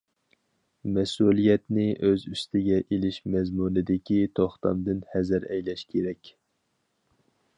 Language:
Uyghur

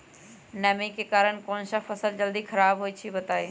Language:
Magahi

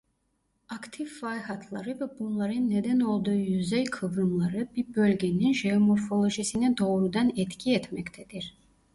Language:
Turkish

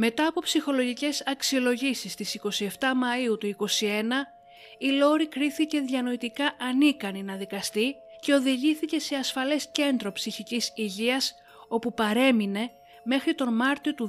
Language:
Greek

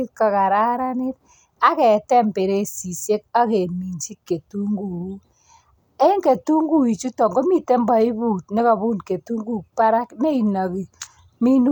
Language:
Kalenjin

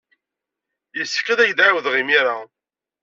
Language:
Kabyle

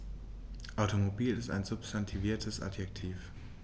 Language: German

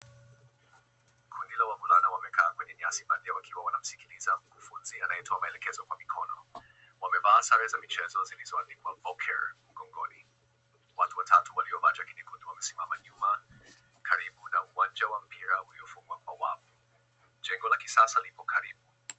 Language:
Swahili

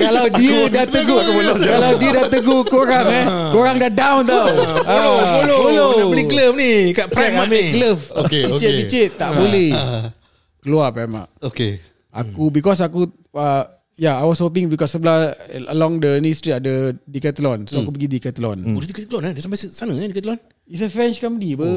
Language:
Malay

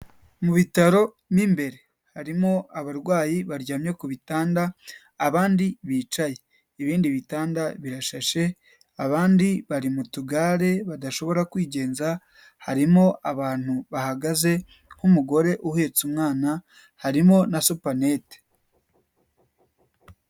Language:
Kinyarwanda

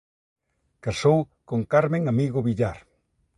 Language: Galician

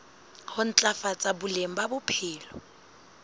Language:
Southern Sotho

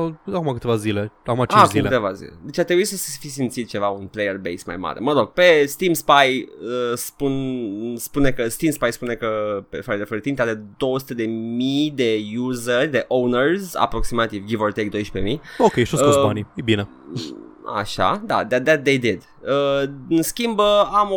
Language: Romanian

